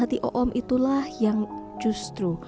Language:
Indonesian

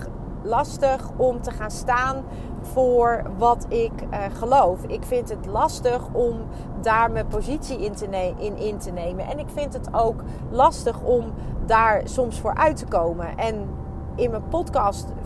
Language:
Dutch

